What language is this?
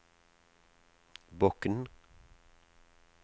Norwegian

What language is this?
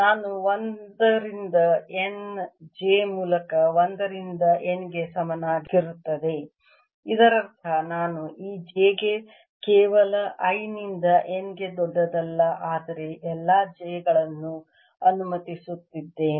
Kannada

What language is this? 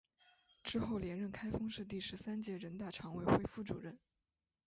Chinese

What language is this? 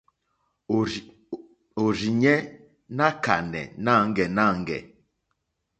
Mokpwe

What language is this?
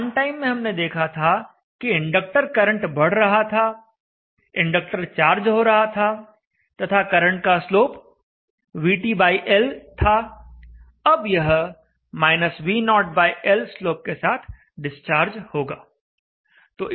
Hindi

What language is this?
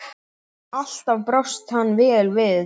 Icelandic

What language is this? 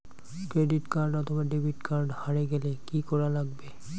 Bangla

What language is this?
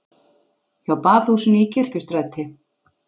Icelandic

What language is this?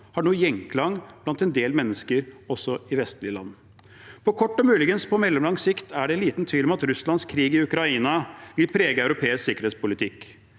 Norwegian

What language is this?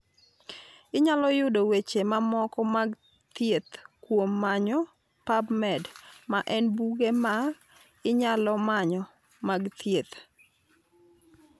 Luo (Kenya and Tanzania)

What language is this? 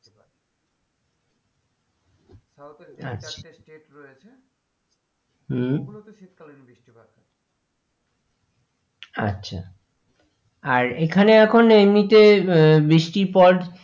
Bangla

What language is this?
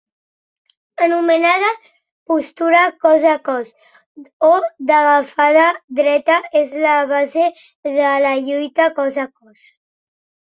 Catalan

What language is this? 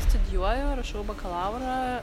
Lithuanian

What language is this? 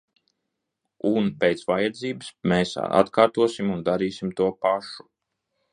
Latvian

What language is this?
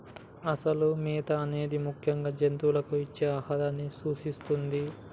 Telugu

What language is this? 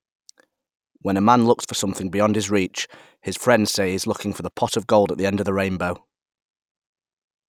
English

